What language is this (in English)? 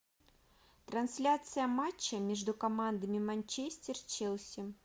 Russian